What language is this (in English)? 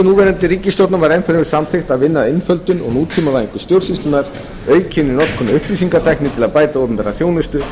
Icelandic